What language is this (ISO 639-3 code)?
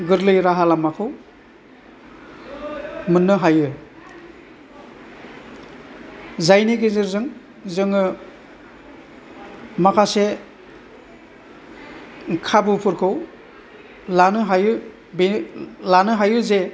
brx